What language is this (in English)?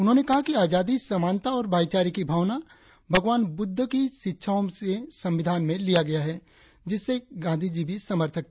Hindi